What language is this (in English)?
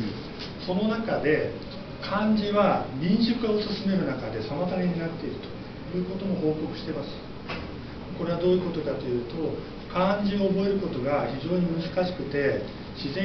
Japanese